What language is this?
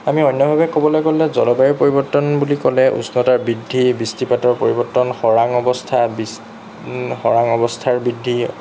Assamese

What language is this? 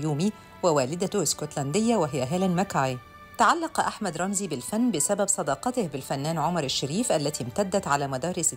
Arabic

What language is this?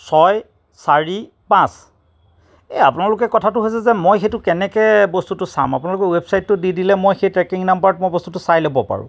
Assamese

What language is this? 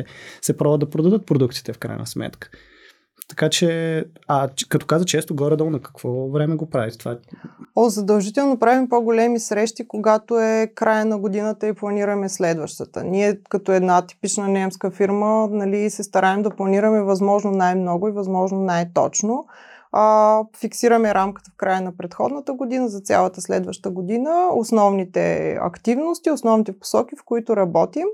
Bulgarian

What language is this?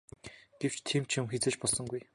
Mongolian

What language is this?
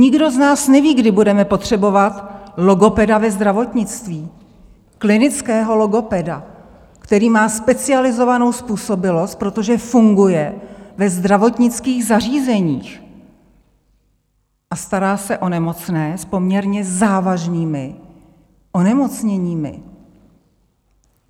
Czech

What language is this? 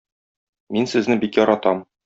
Tatar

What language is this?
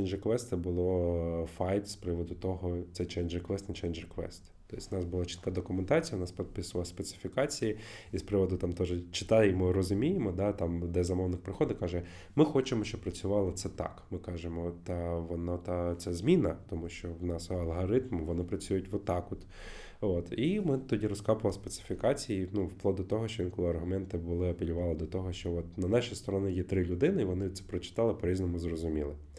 Ukrainian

